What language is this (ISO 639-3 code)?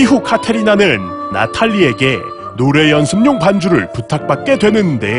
kor